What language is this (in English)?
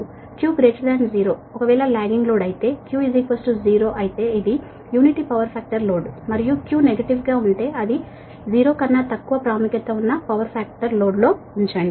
Telugu